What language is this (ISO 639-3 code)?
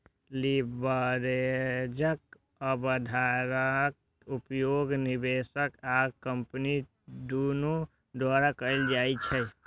mai